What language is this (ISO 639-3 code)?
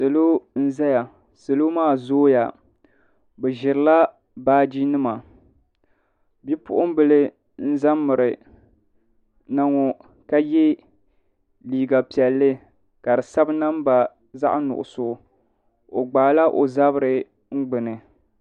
dag